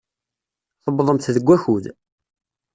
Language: Kabyle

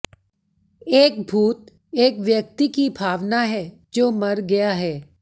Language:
Hindi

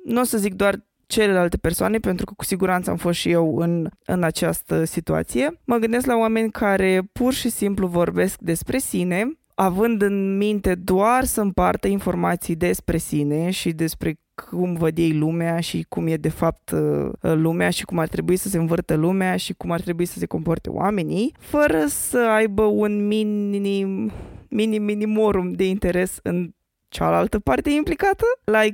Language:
Romanian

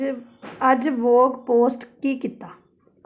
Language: Punjabi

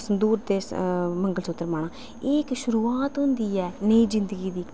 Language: Dogri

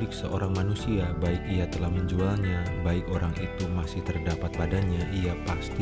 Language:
Indonesian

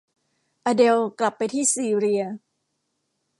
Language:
Thai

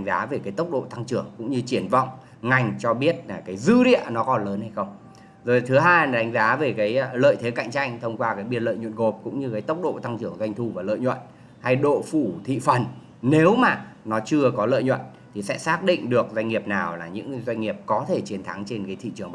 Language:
Vietnamese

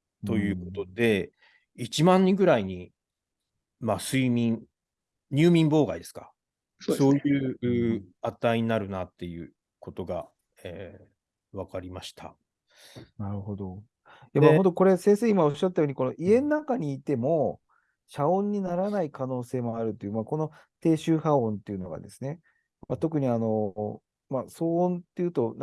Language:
Japanese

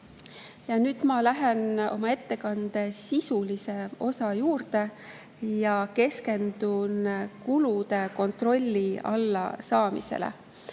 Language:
Estonian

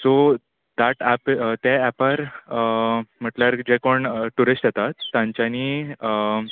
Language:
Konkani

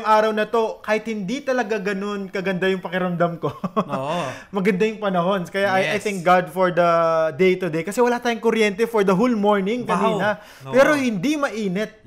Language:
Filipino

